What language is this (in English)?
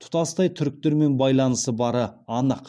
Kazakh